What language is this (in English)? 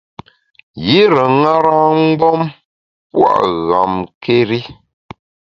Bamun